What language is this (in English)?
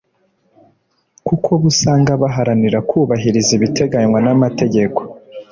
Kinyarwanda